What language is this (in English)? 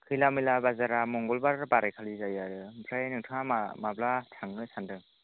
Bodo